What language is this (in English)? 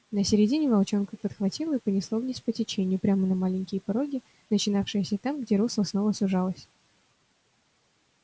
Russian